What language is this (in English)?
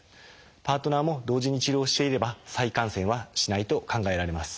Japanese